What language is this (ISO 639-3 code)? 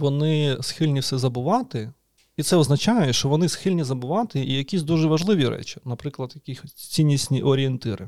ukr